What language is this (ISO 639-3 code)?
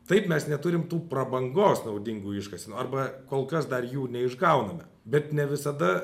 lit